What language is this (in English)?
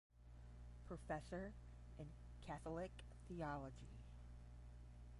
English